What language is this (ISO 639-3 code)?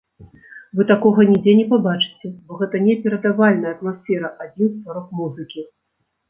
bel